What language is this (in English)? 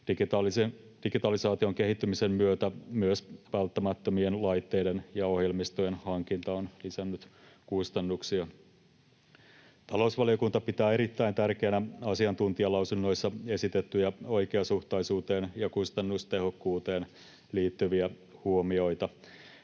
Finnish